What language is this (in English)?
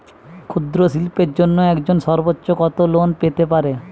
Bangla